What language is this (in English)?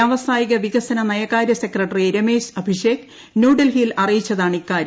Malayalam